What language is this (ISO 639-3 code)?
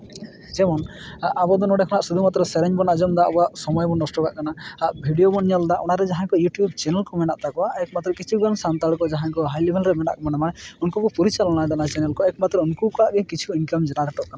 sat